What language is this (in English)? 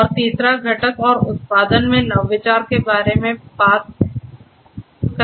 Hindi